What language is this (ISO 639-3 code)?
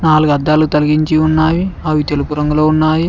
tel